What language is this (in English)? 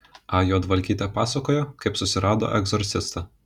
Lithuanian